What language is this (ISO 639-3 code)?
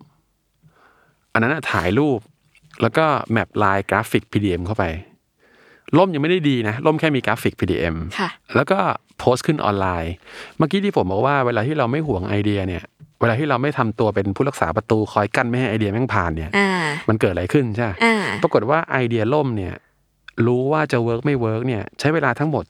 tha